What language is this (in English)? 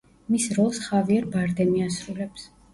Georgian